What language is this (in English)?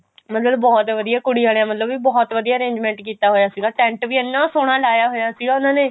Punjabi